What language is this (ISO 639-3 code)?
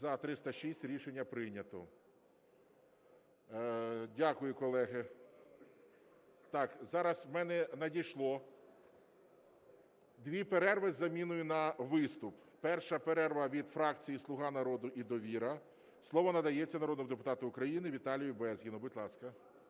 ukr